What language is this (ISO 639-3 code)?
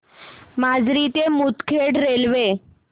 mar